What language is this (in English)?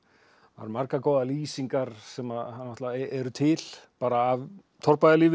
Icelandic